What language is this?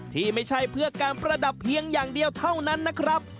Thai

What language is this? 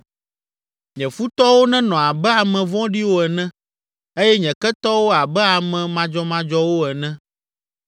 Ewe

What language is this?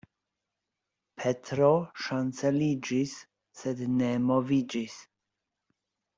Esperanto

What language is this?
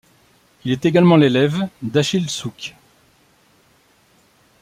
French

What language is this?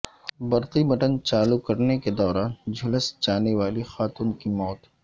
Urdu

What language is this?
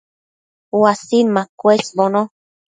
Matsés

